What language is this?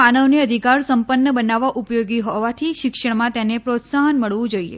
Gujarati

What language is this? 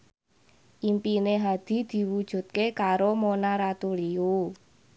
Javanese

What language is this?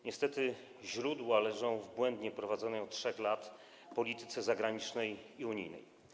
Polish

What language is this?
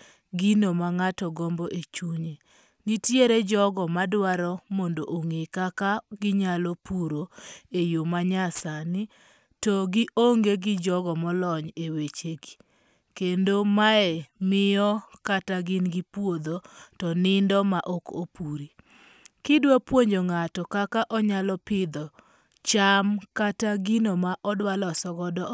Luo (Kenya and Tanzania)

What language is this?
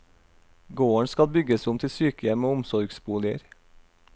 Norwegian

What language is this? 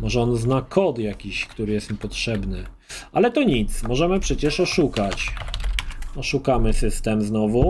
Polish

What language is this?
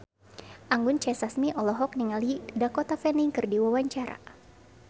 Sundanese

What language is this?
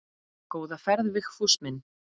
Icelandic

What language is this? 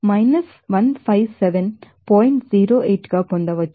Telugu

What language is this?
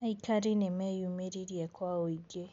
Kikuyu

